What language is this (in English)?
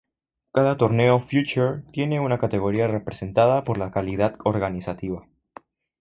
Spanish